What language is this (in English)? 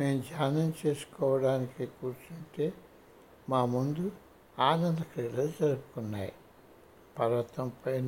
Telugu